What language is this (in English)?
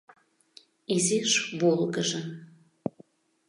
Mari